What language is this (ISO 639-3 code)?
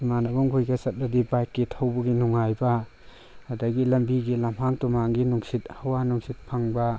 mni